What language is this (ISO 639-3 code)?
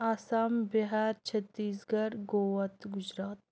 kas